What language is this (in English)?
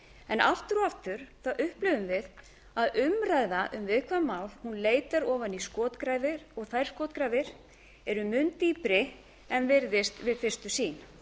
Icelandic